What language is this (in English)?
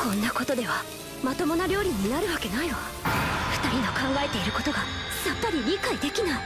Japanese